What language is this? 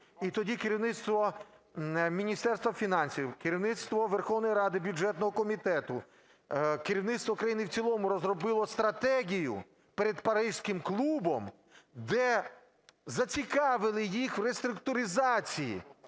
Ukrainian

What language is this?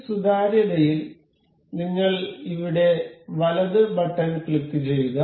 Malayalam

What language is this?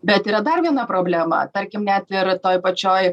Lithuanian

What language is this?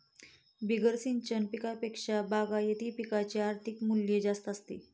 Marathi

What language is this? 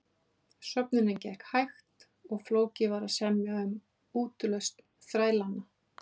Icelandic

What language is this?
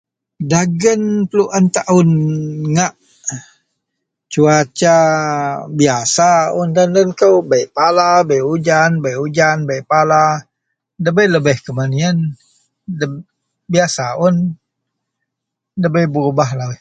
Central Melanau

